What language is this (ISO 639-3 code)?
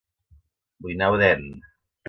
cat